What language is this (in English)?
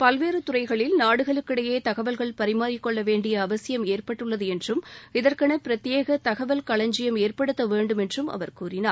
Tamil